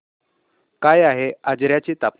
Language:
Marathi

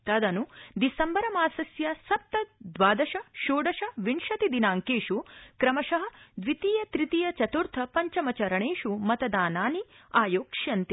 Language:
Sanskrit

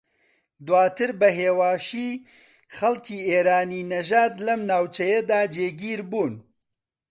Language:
Central Kurdish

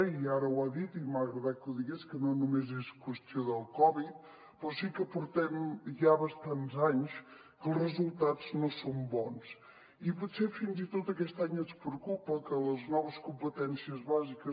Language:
Catalan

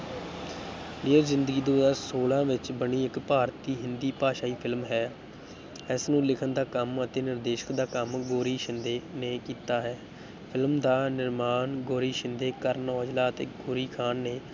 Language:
Punjabi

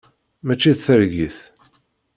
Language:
Kabyle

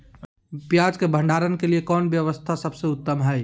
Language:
Magahi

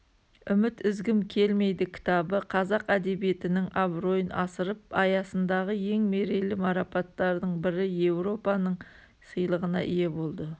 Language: Kazakh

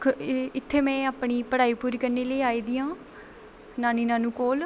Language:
Dogri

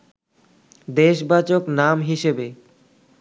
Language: Bangla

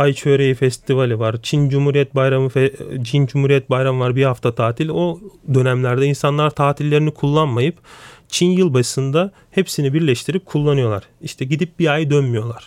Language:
Turkish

